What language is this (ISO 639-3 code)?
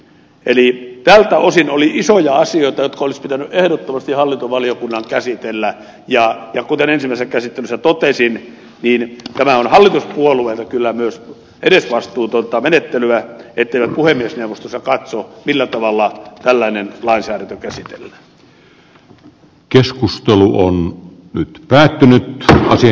fin